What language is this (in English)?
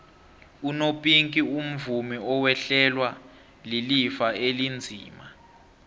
South Ndebele